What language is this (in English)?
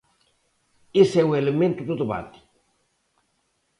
Galician